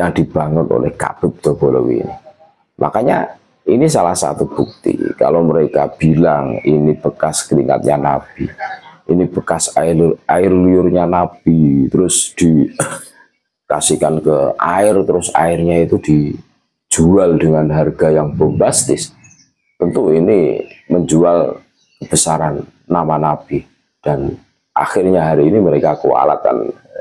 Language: Indonesian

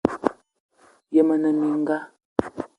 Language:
Eton (Cameroon)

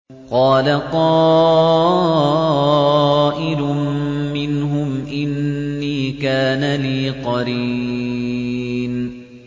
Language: Arabic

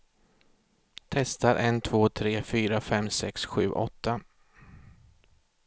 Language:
Swedish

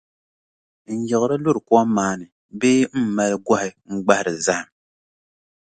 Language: Dagbani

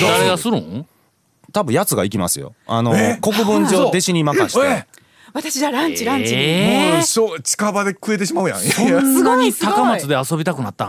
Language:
Japanese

